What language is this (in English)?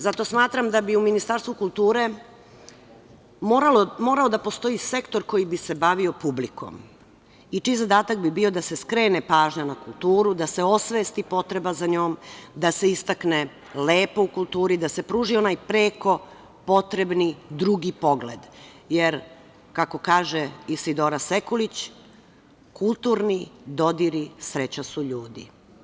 Serbian